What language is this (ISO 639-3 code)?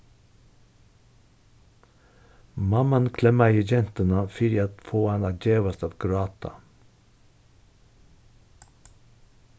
fao